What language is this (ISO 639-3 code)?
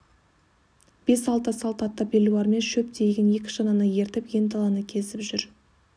kaz